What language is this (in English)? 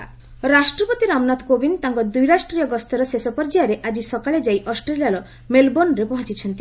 Odia